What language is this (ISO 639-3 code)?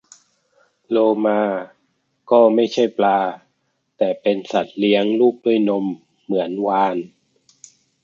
tha